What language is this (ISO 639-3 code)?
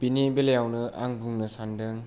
brx